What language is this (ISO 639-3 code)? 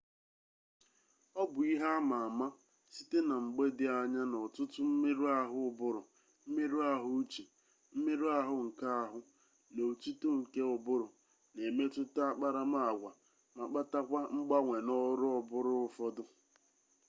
ibo